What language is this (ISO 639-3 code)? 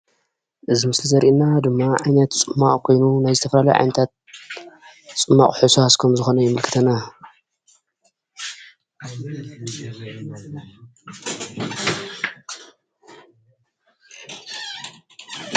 tir